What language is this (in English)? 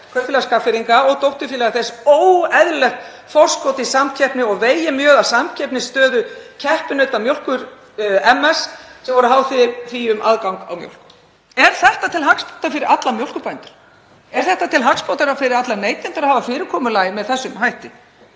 Icelandic